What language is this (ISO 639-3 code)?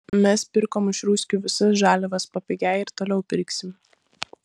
lit